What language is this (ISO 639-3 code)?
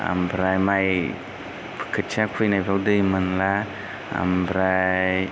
brx